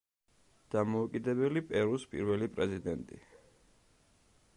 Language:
Georgian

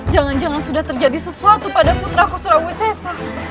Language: Indonesian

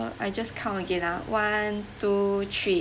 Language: English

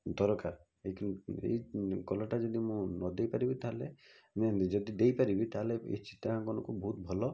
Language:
Odia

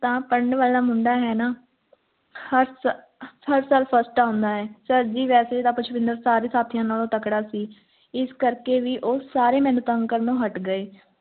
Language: Punjabi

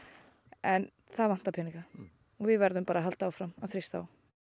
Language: Icelandic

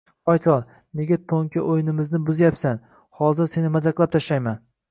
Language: Uzbek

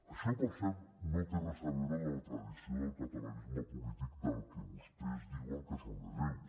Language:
Catalan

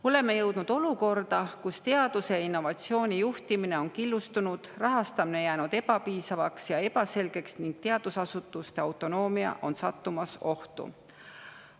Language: Estonian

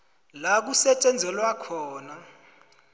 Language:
South Ndebele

